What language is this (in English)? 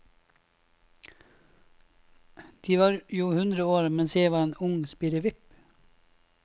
Norwegian